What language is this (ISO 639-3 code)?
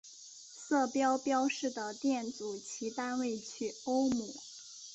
zho